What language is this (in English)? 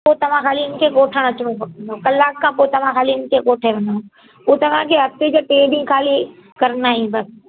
Sindhi